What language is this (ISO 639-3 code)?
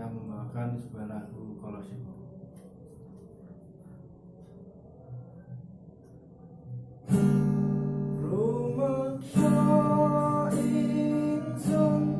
ind